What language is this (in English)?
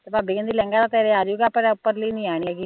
Punjabi